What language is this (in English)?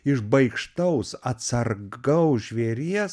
Lithuanian